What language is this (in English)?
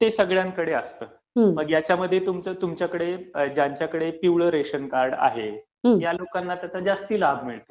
Marathi